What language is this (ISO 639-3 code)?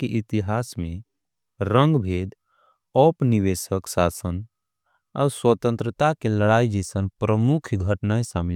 anp